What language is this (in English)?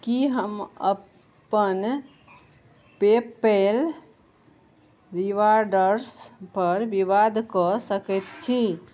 Maithili